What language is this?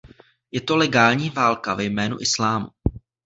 Czech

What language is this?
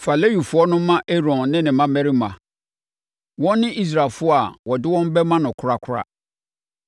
Akan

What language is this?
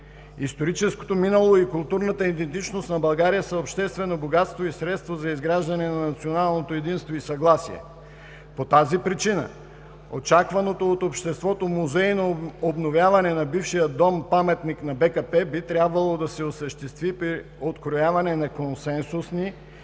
Bulgarian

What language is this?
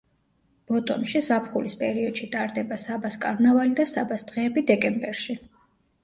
Georgian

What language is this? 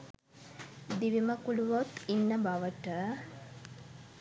Sinhala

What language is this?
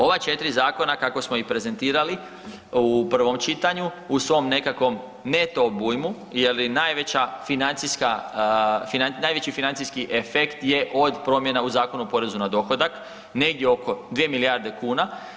Croatian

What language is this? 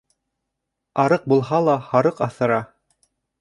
Bashkir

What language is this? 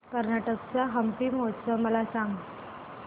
Marathi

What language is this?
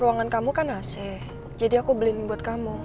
Indonesian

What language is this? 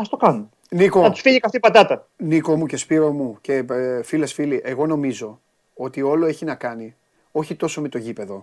Greek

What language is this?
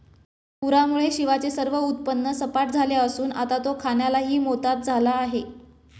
Marathi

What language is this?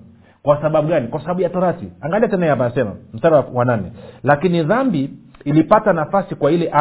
Swahili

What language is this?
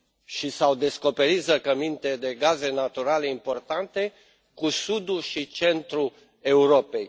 Romanian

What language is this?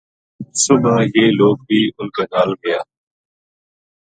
Gujari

